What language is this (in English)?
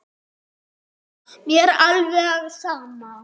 Icelandic